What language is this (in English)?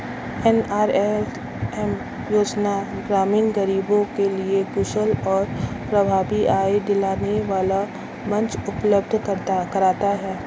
Hindi